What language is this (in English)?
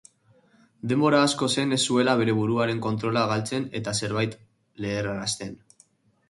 Basque